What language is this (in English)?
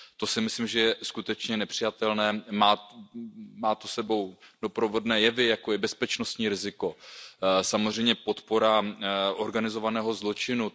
Czech